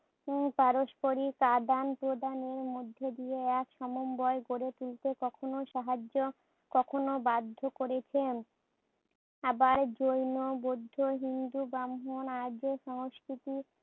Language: Bangla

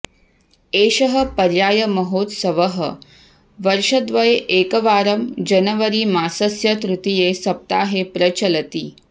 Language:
Sanskrit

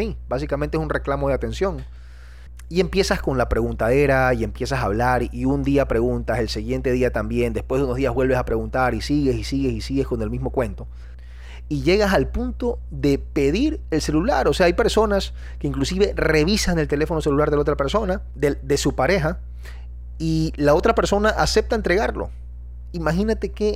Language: Spanish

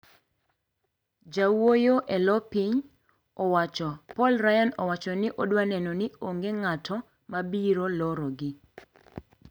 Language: Luo (Kenya and Tanzania)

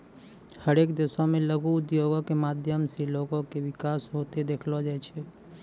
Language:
Maithili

